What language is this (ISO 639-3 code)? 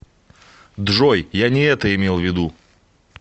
rus